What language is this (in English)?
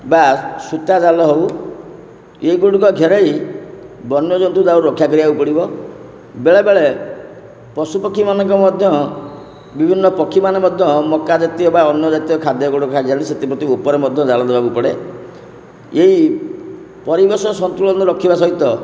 Odia